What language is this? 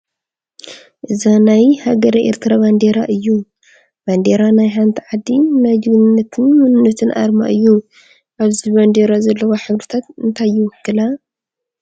Tigrinya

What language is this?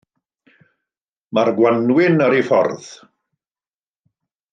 Welsh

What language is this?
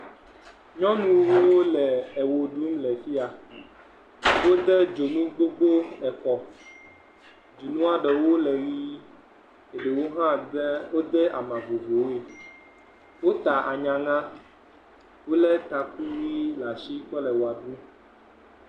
Ewe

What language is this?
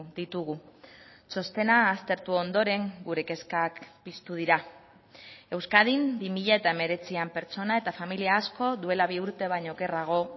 Basque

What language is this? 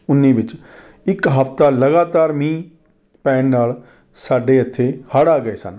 Punjabi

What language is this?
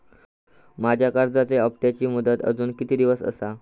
Marathi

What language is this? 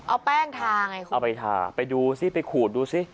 Thai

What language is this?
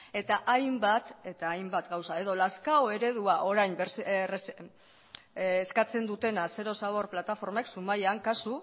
Basque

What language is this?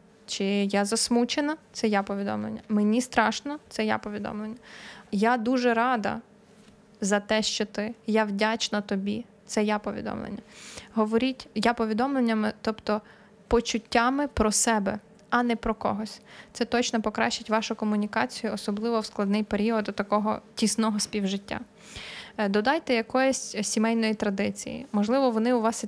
Ukrainian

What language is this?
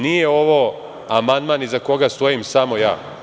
Serbian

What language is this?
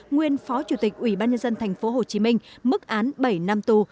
Vietnamese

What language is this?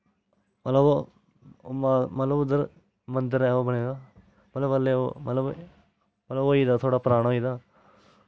Dogri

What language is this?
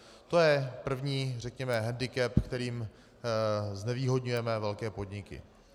Czech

